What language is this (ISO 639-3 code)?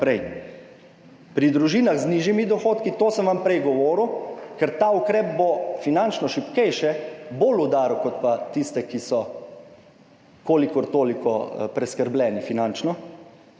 slv